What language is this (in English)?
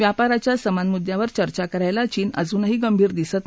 Marathi